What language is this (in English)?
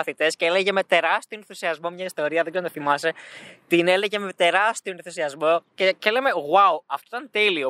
Greek